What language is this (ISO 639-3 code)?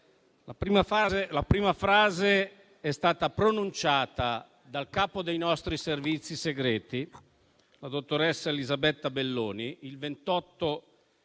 ita